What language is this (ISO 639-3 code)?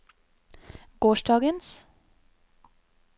nor